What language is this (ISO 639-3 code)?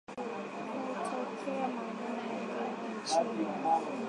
swa